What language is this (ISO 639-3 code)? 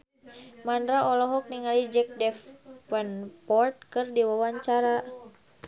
sun